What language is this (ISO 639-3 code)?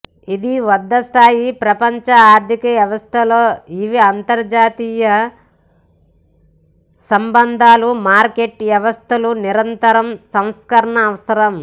tel